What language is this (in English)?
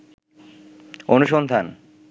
Bangla